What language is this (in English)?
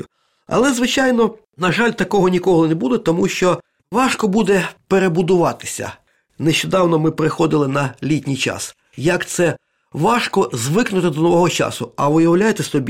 Ukrainian